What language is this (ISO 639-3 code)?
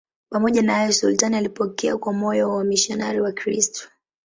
swa